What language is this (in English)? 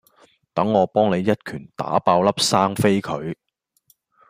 Cantonese